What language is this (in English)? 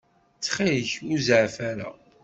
Kabyle